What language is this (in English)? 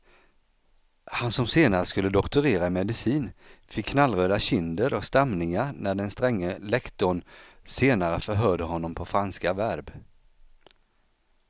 Swedish